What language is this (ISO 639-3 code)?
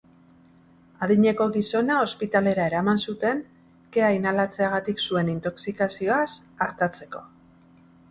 eus